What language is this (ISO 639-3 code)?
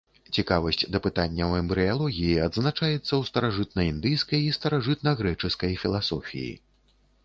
bel